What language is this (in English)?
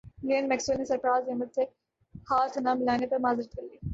Urdu